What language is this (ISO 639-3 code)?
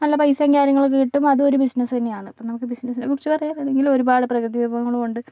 mal